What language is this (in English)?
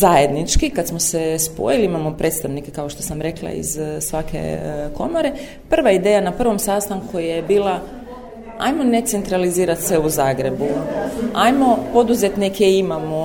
Croatian